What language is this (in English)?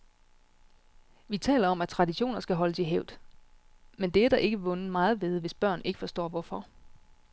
Danish